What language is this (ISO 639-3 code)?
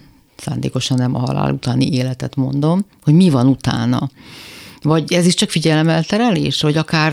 hun